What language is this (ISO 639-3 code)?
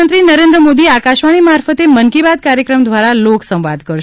guj